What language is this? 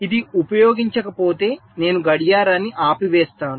Telugu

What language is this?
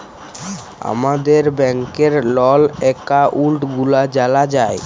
Bangla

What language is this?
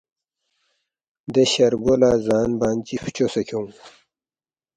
Balti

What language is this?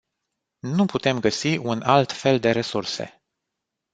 Romanian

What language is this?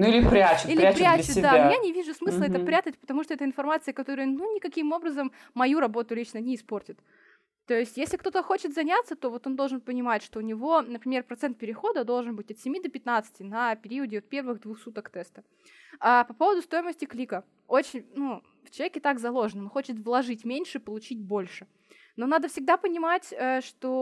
Russian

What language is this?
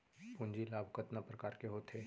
Chhattisgarhi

